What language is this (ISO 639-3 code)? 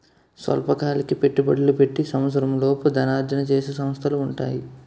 tel